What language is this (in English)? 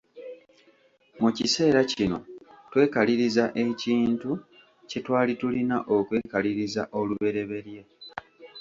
Ganda